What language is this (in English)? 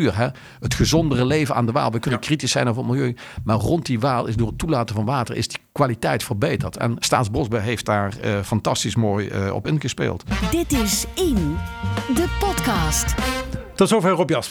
Dutch